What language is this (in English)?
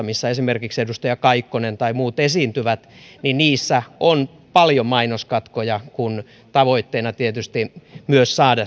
Finnish